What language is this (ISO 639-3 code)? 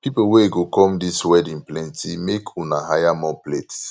pcm